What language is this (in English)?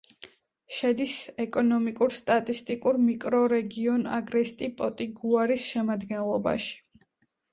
Georgian